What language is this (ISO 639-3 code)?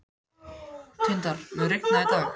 isl